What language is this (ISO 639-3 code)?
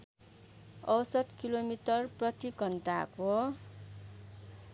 nep